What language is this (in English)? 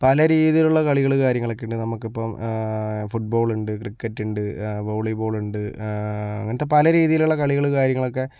Malayalam